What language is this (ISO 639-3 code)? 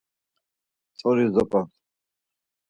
lzz